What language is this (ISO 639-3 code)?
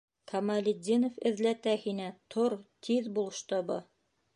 bak